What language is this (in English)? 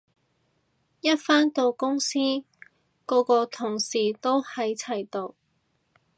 Cantonese